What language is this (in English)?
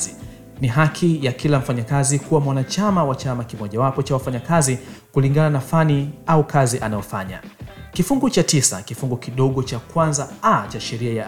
Swahili